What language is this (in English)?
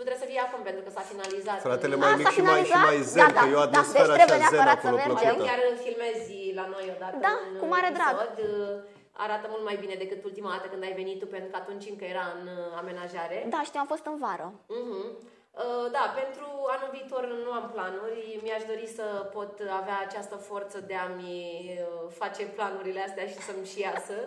Romanian